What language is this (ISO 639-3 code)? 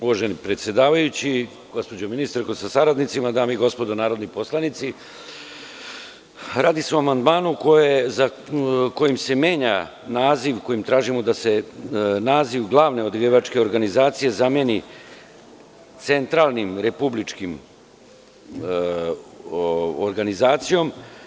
srp